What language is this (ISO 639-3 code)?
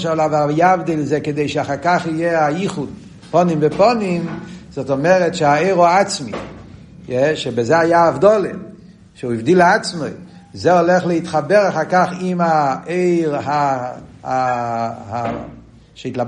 heb